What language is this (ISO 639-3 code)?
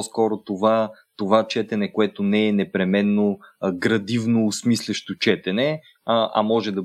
bul